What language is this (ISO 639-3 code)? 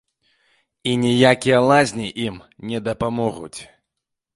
bel